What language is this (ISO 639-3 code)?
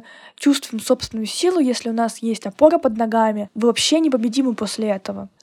rus